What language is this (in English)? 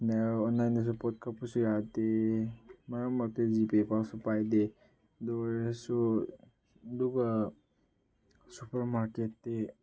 Manipuri